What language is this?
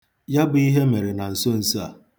Igbo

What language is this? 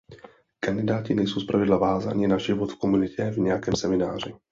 Czech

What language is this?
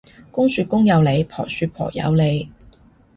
Cantonese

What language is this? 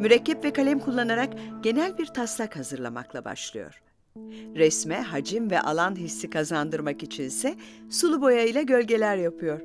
Turkish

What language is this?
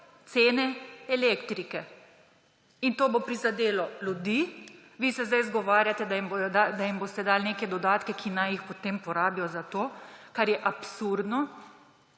Slovenian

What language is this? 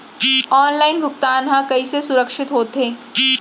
Chhattisgarhi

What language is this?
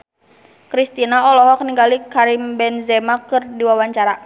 Sundanese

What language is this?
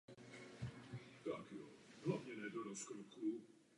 Czech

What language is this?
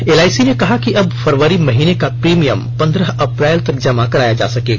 Hindi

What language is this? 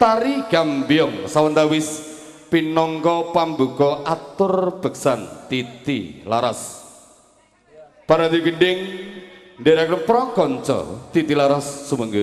Indonesian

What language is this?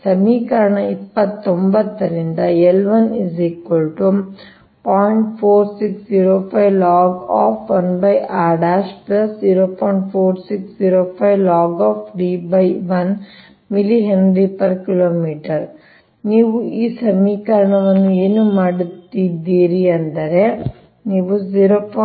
Kannada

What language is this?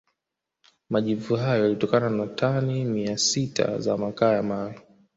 Swahili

